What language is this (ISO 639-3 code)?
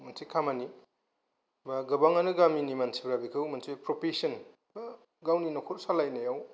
brx